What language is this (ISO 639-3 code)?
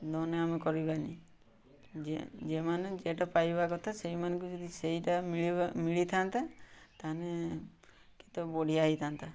ori